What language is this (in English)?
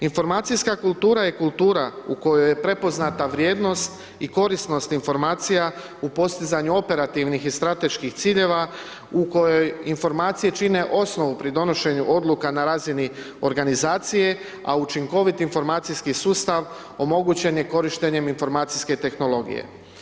Croatian